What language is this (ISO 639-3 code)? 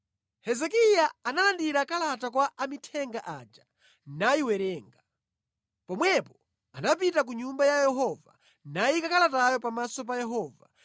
nya